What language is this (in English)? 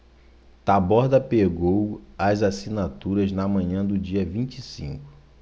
Portuguese